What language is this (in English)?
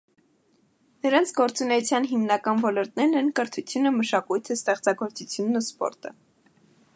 Armenian